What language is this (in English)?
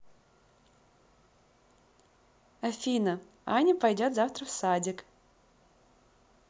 Russian